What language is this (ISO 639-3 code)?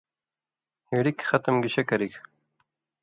mvy